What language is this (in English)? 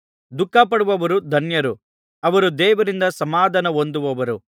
Kannada